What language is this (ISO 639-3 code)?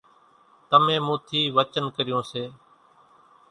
gjk